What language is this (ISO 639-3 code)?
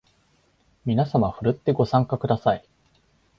jpn